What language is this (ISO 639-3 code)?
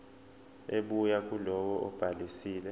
zul